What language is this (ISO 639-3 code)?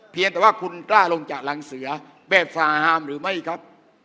tha